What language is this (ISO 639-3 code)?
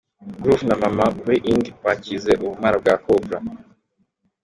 kin